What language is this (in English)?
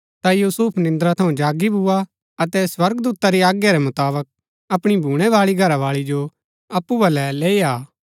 Gaddi